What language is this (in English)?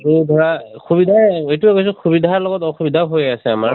Assamese